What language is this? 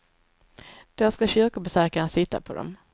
Swedish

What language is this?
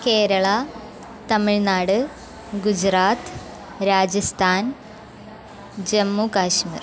Sanskrit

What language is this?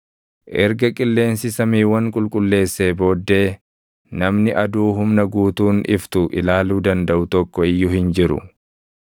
Oromo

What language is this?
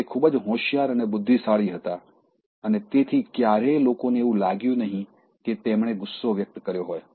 Gujarati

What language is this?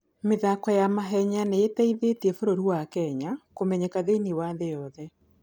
Kikuyu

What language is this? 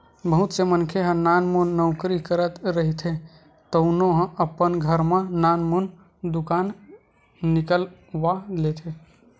Chhattisgarhi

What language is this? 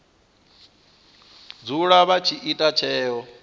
Venda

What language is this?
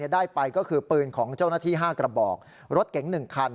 Thai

